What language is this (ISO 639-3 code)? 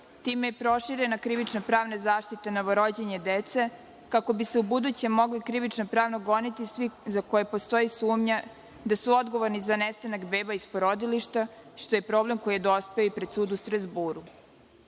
srp